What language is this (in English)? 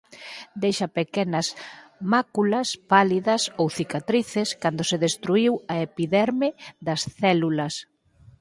Galician